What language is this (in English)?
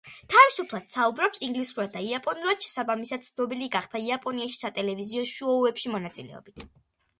Georgian